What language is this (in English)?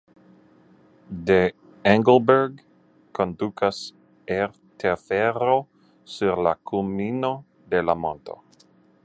Esperanto